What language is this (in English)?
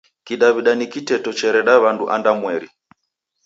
Taita